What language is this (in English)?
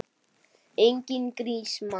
Icelandic